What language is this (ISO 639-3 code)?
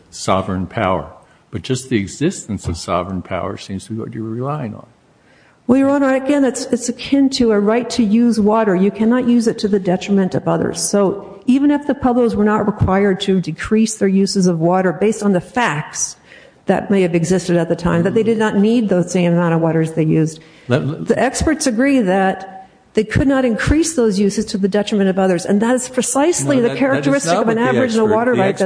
eng